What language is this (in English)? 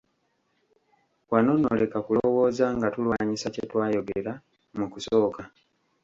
Ganda